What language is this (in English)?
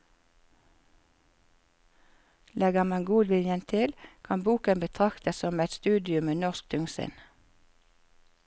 Norwegian